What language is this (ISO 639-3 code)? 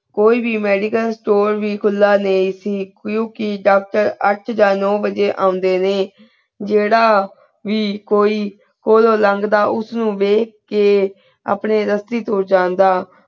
pan